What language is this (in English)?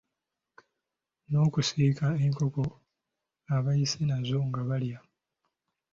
Ganda